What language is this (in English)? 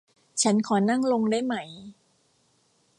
Thai